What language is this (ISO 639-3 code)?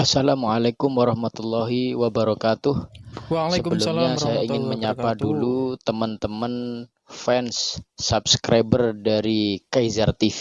ind